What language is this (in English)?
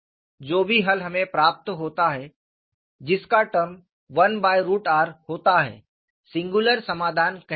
Hindi